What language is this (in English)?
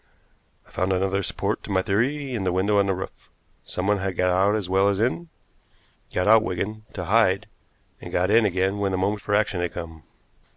English